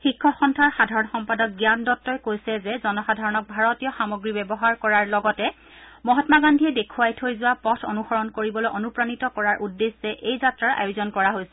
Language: Assamese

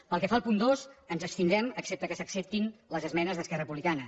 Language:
Catalan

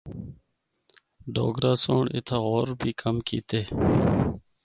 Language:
Northern Hindko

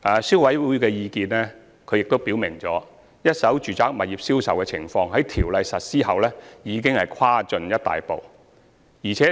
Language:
Cantonese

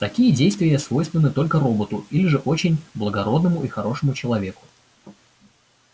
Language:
Russian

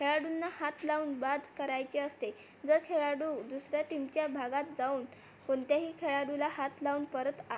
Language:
Marathi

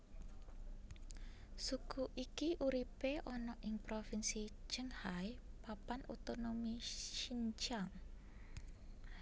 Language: Javanese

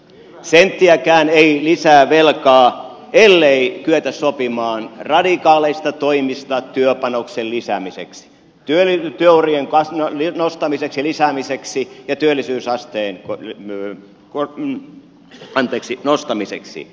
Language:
Finnish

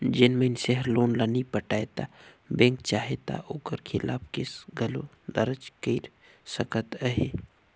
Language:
Chhattisgarhi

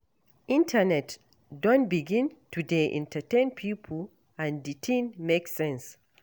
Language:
Nigerian Pidgin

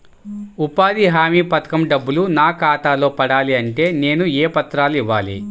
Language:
Telugu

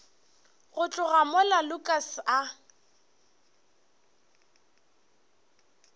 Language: Northern Sotho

